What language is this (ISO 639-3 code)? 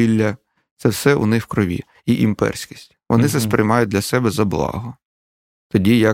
ukr